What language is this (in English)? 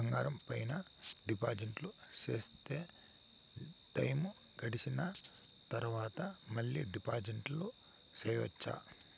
Telugu